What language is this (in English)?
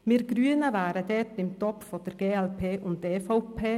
Swiss German